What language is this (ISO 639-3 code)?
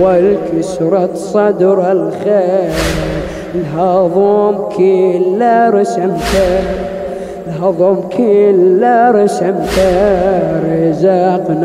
ara